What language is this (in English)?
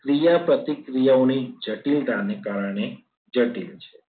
Gujarati